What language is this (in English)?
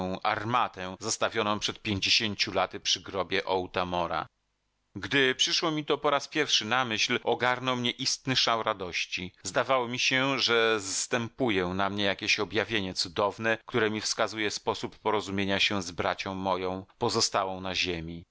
Polish